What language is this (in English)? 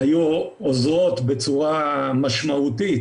Hebrew